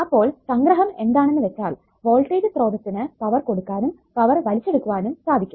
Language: Malayalam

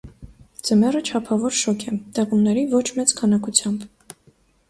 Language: Armenian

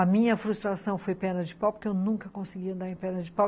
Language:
Portuguese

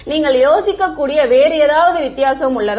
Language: Tamil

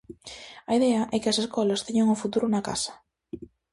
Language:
Galician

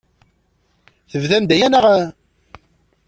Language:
Kabyle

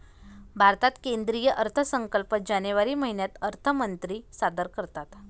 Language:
Marathi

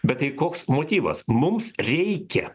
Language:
Lithuanian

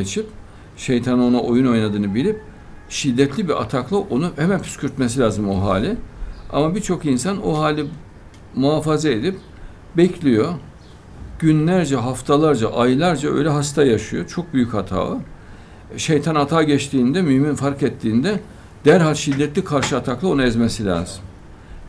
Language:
Turkish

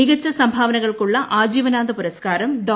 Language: Malayalam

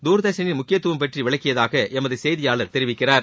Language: Tamil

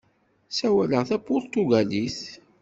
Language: Kabyle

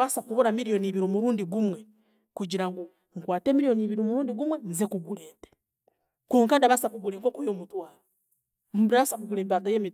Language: Chiga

